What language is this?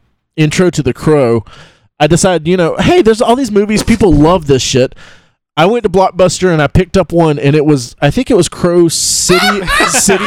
English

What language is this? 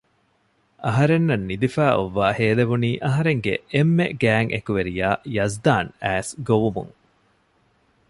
Divehi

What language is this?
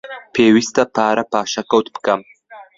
Central Kurdish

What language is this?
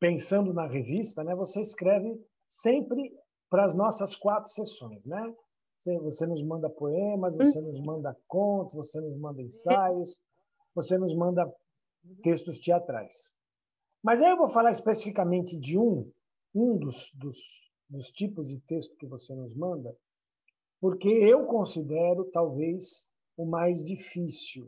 Portuguese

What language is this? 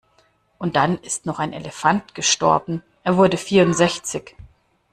German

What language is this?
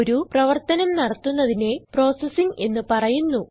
Malayalam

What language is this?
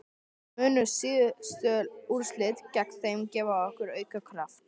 Icelandic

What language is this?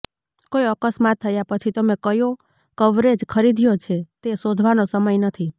Gujarati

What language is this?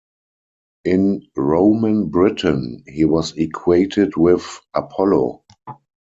English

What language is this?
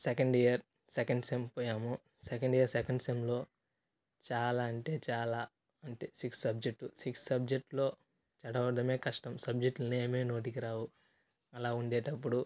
Telugu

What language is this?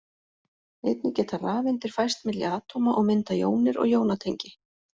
Icelandic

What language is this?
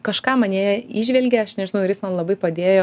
Lithuanian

